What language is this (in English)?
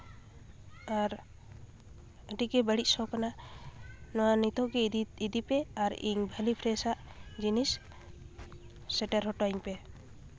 Santali